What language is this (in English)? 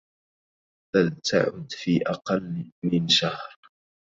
Arabic